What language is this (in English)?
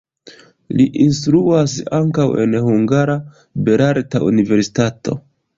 Esperanto